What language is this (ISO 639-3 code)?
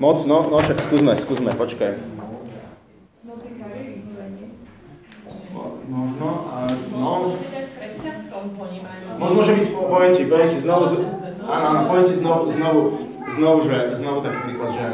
slk